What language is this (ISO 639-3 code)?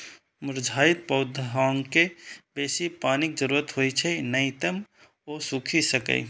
mai